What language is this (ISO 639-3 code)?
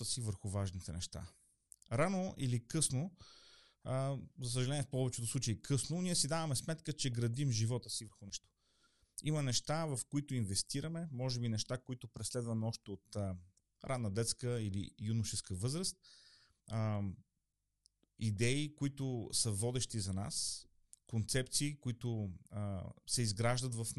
bul